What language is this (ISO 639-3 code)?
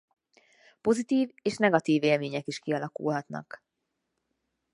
hun